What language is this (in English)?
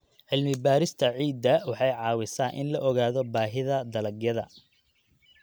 Somali